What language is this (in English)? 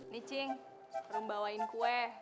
Indonesian